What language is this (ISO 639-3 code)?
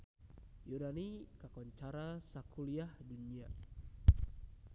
sun